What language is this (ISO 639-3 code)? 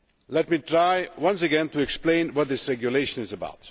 eng